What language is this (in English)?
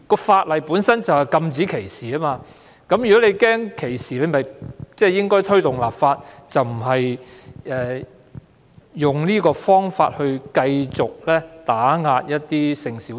Cantonese